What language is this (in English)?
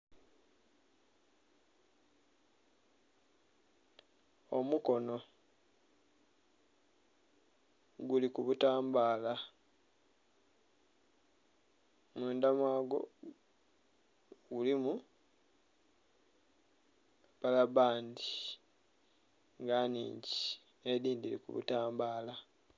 Soga